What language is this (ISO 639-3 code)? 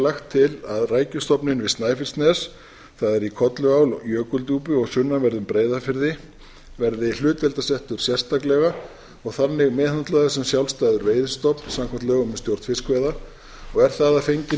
isl